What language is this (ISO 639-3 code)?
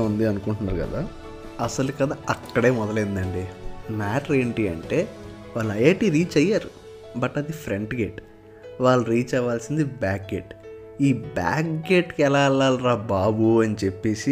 tel